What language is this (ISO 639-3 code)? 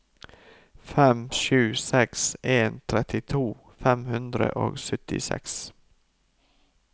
nor